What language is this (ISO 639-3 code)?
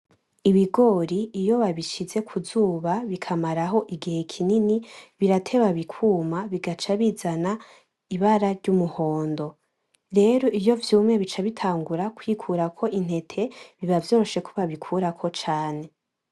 run